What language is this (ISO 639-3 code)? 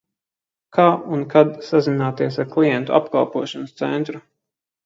lav